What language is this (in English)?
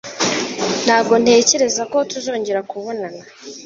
Kinyarwanda